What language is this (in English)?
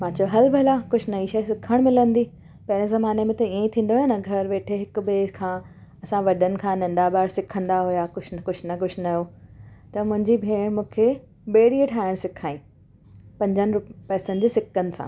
Sindhi